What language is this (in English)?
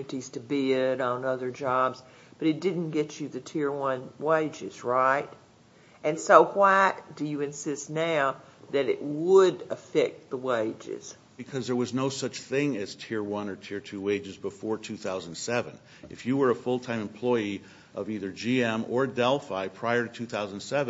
English